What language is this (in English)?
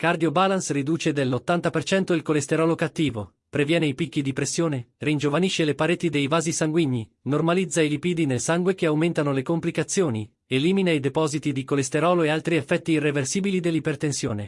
Italian